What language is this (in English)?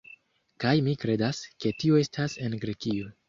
Esperanto